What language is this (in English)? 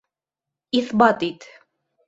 Bashkir